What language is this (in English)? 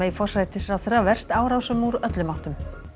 Icelandic